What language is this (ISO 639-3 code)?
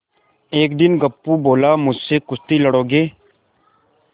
hin